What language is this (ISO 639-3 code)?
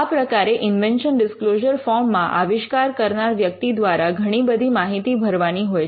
guj